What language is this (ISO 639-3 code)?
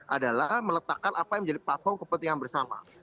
ind